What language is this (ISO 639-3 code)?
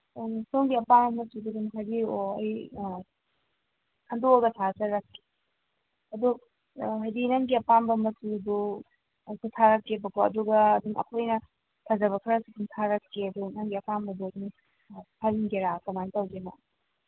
mni